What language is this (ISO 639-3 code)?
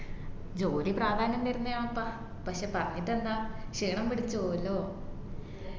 mal